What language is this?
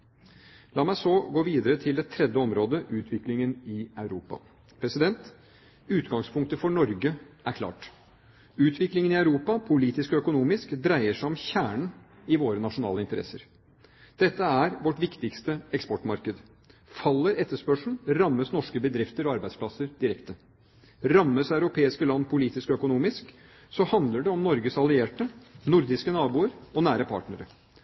Norwegian Bokmål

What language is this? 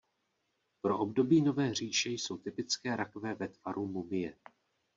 Czech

